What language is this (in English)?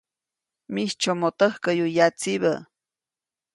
Copainalá Zoque